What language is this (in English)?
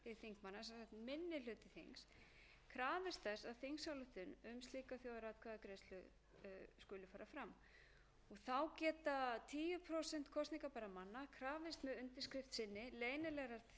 Icelandic